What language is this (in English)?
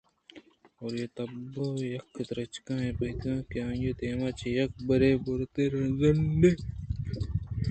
Eastern Balochi